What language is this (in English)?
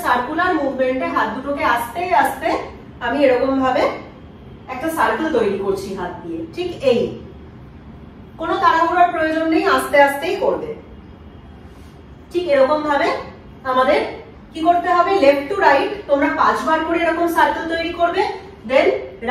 Hindi